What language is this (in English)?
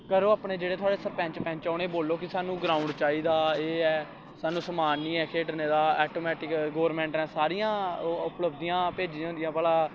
Dogri